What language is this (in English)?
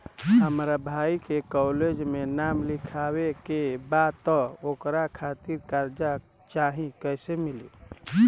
Bhojpuri